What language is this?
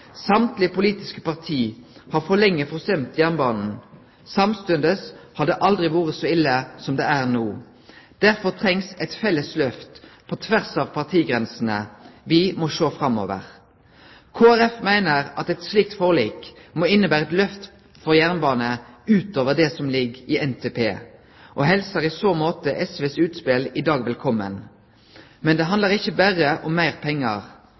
Norwegian Nynorsk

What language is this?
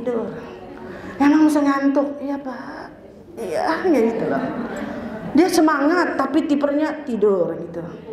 Indonesian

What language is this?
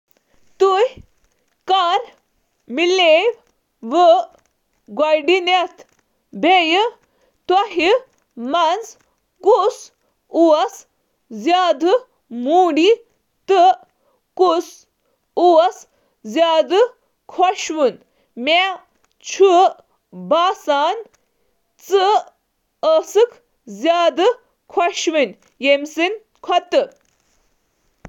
Kashmiri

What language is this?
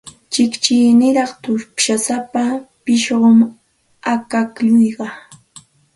Santa Ana de Tusi Pasco Quechua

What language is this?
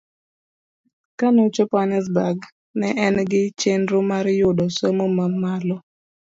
Luo (Kenya and Tanzania)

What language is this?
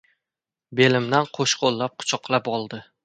Uzbek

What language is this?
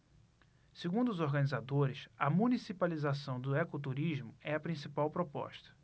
Portuguese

